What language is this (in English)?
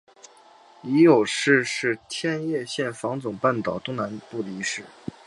Chinese